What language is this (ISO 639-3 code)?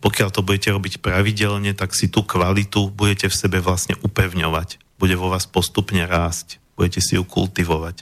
slk